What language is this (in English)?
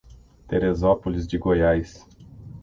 Portuguese